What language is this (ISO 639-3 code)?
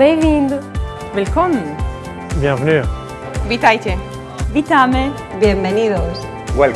fra